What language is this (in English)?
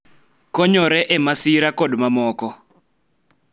Luo (Kenya and Tanzania)